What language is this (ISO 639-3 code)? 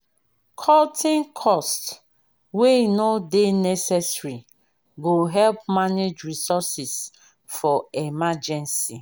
pcm